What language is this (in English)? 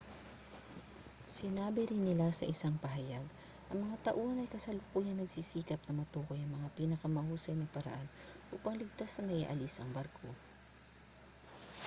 Filipino